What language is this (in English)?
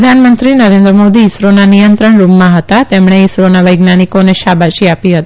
Gujarati